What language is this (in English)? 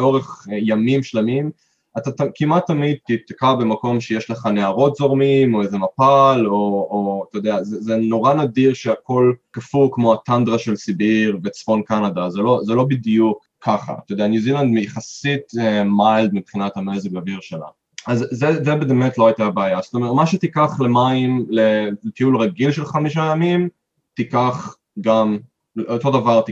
Hebrew